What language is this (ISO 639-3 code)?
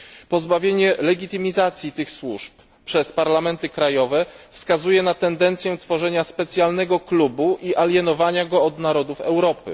pol